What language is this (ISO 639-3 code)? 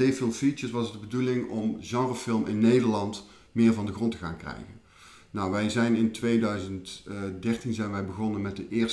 nld